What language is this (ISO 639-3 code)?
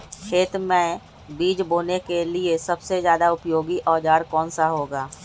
mag